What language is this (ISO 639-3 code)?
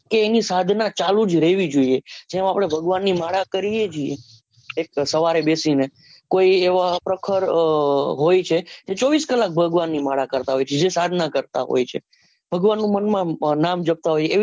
guj